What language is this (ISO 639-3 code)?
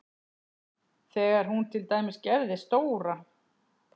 isl